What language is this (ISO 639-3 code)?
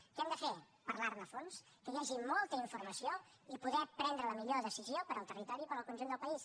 cat